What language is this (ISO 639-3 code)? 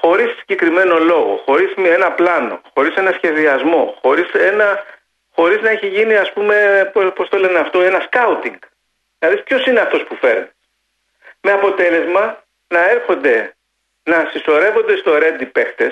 ell